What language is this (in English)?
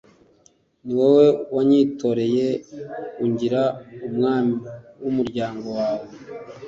Kinyarwanda